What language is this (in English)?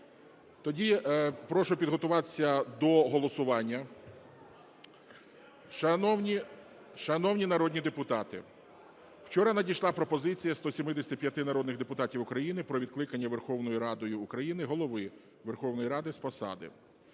Ukrainian